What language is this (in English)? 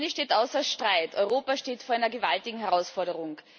German